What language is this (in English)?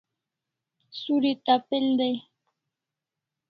Kalasha